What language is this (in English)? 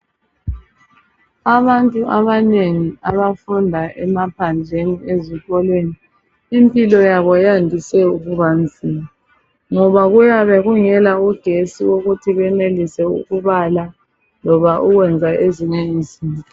North Ndebele